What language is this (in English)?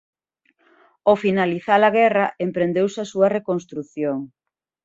Galician